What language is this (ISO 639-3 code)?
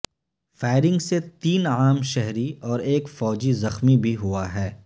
urd